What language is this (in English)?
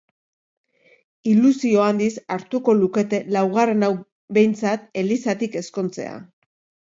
Basque